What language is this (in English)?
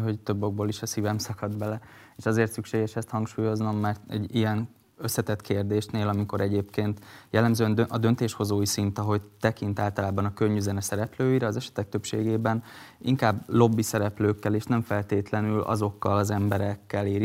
Hungarian